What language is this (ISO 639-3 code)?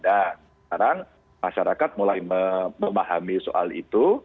ind